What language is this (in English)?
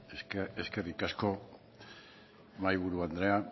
Basque